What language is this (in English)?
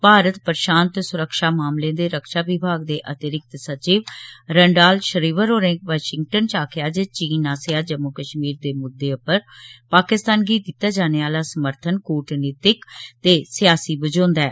Dogri